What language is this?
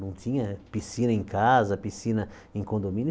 Portuguese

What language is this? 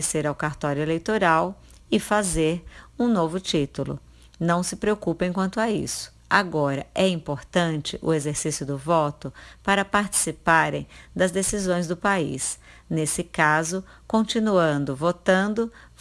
Portuguese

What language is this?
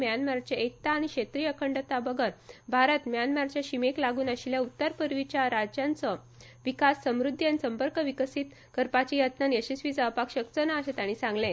Konkani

